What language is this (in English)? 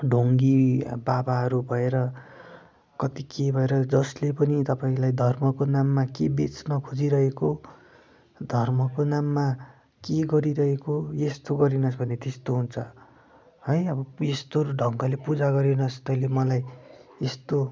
Nepali